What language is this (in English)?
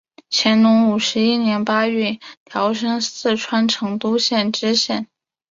Chinese